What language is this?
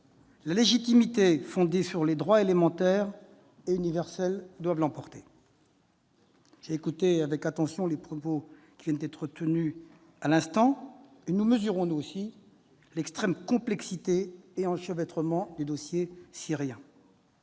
French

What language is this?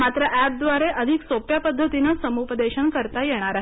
Marathi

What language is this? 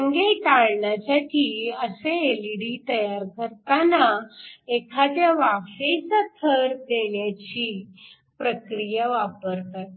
Marathi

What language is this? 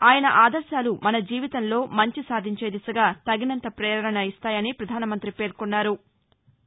Telugu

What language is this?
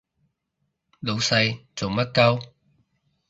Cantonese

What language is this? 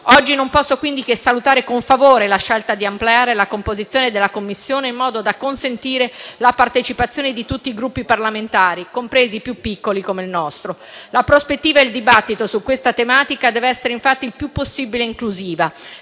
Italian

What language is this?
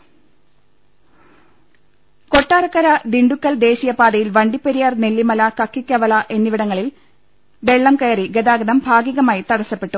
Malayalam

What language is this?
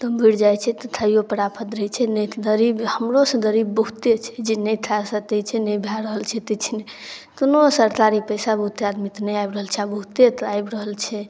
Maithili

